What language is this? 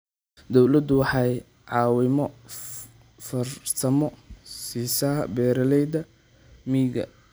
Somali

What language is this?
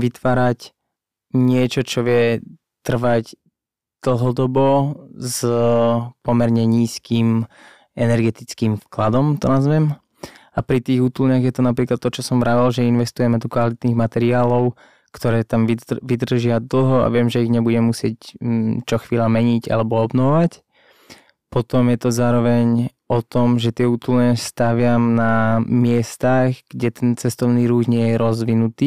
Slovak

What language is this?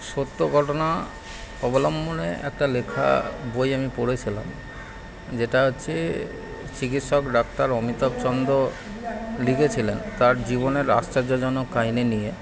Bangla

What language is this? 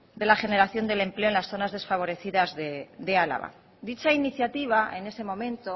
Spanish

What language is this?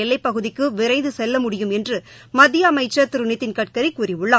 Tamil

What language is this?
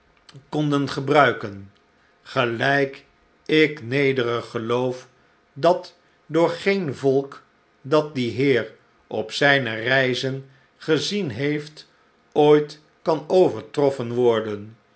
Dutch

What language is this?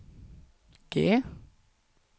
Norwegian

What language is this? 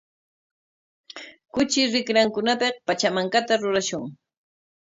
Corongo Ancash Quechua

